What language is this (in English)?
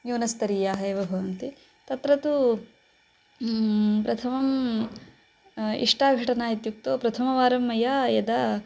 Sanskrit